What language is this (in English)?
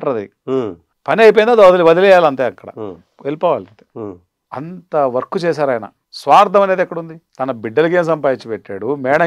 Telugu